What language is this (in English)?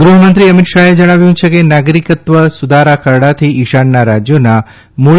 Gujarati